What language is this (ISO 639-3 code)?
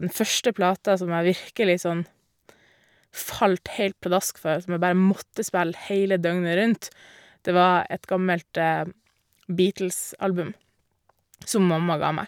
nor